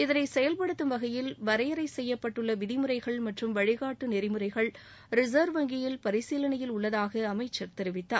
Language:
Tamil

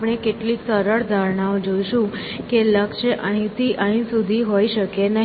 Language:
Gujarati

